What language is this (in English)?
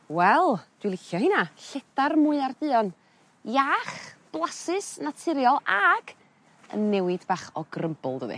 Welsh